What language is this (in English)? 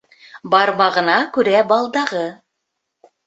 Bashkir